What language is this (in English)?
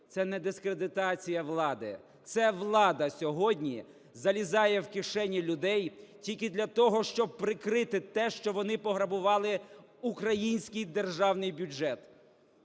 Ukrainian